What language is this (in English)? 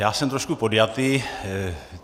Czech